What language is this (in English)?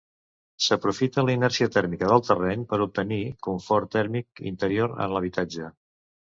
Catalan